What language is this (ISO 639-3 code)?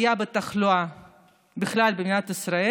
heb